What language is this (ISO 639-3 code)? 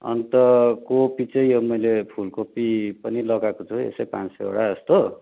nep